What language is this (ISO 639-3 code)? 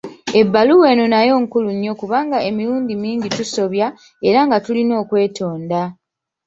lug